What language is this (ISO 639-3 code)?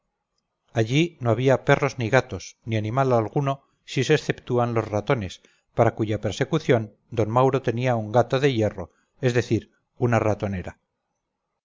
spa